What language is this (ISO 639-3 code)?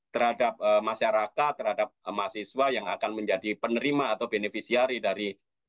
ind